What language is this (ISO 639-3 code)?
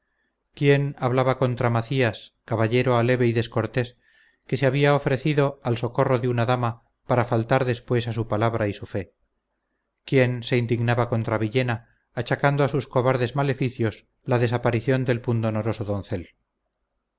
spa